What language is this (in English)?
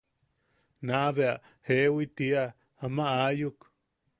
Yaqui